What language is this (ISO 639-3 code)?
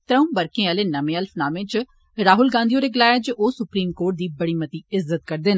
doi